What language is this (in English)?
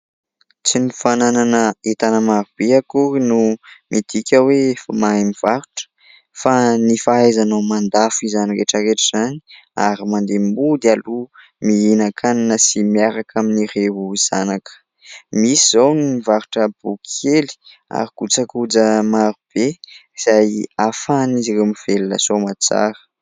Malagasy